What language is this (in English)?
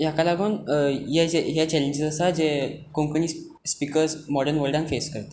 Konkani